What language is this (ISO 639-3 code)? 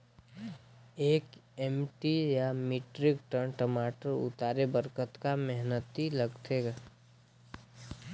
hne